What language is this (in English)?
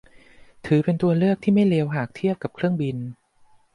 Thai